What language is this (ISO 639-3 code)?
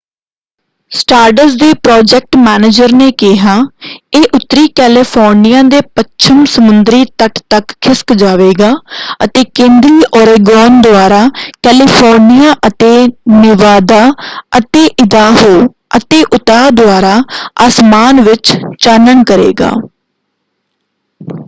pan